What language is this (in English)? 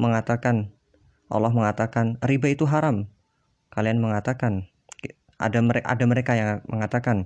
Indonesian